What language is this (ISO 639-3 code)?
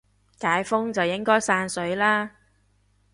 yue